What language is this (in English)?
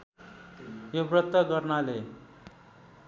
Nepali